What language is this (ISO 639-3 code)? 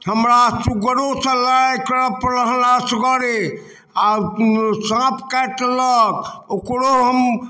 mai